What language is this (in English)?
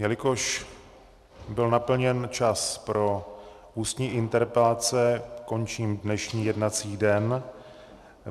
Czech